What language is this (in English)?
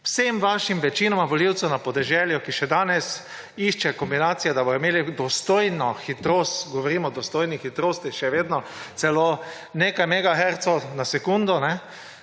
Slovenian